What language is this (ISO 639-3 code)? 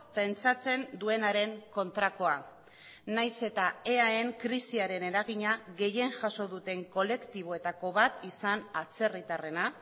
eus